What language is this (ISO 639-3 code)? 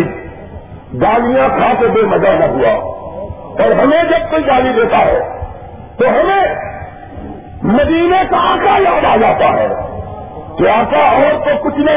urd